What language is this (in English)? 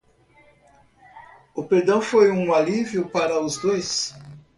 Portuguese